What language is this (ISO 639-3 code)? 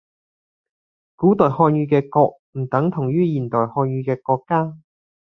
yue